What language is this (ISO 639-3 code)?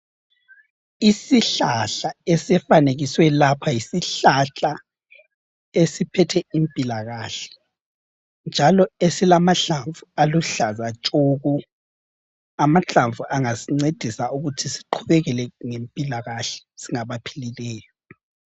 nde